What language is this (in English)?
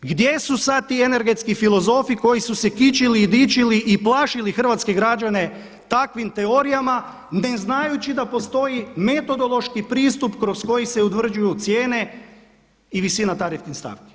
Croatian